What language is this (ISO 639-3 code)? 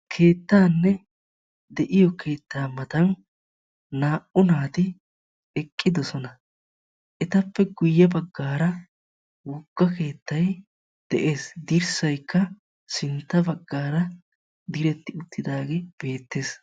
wal